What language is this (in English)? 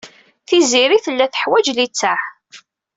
Kabyle